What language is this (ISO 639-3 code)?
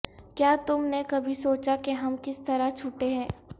urd